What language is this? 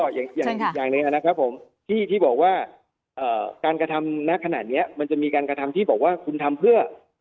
Thai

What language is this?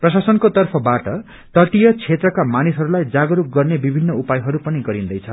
Nepali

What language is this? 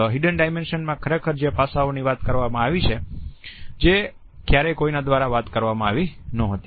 Gujarati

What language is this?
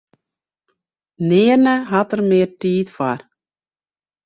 Western Frisian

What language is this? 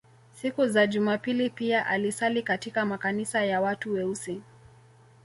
Swahili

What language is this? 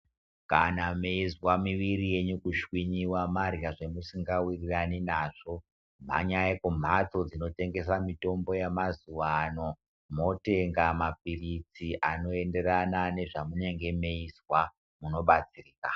Ndau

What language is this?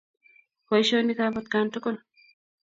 Kalenjin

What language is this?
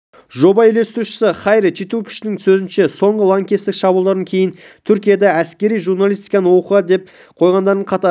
Kazakh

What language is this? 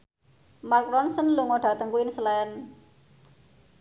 Javanese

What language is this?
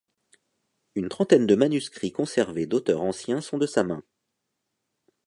French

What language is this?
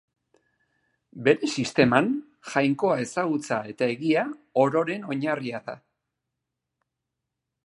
Basque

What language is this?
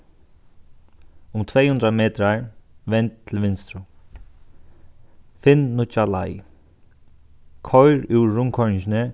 Faroese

